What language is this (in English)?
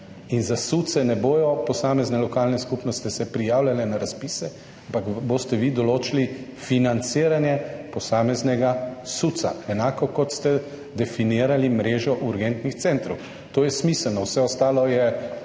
Slovenian